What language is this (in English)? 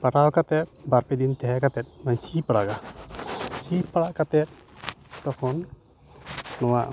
Santali